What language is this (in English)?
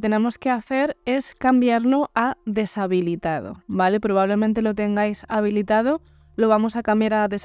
Spanish